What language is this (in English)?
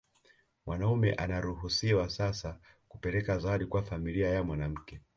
Swahili